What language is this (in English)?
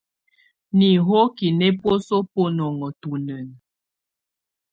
Tunen